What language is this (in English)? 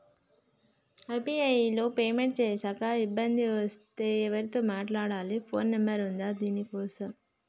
Telugu